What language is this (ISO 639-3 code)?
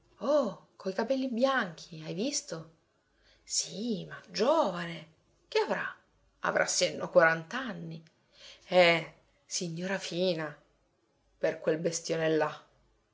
ita